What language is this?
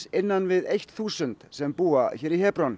Icelandic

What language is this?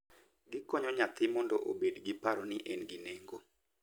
Luo (Kenya and Tanzania)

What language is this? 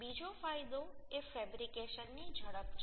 Gujarati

